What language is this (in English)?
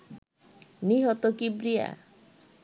Bangla